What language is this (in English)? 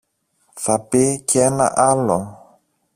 Greek